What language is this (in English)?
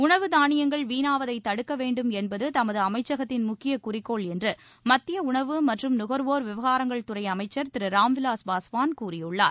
Tamil